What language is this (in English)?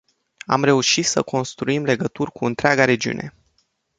Romanian